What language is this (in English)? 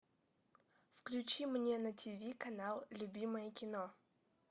Russian